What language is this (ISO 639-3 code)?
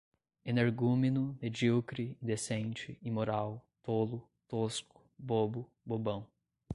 por